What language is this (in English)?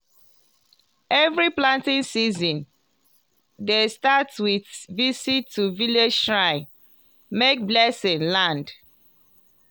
Nigerian Pidgin